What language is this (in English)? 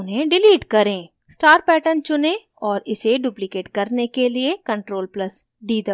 Hindi